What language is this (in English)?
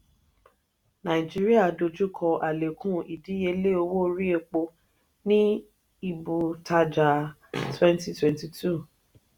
Yoruba